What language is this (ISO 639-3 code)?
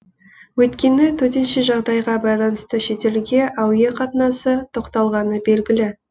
kaz